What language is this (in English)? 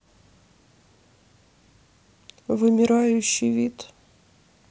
Russian